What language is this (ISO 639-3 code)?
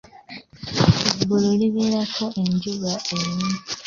lug